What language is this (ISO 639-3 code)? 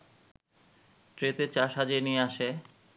ben